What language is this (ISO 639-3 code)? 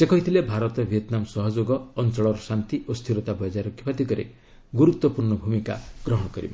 ori